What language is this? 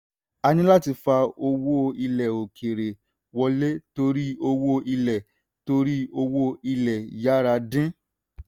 Yoruba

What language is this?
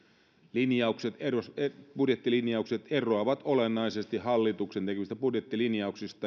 Finnish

